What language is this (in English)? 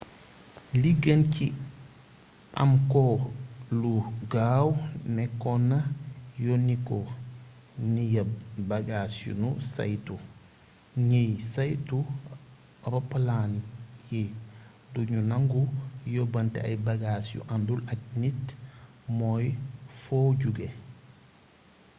Wolof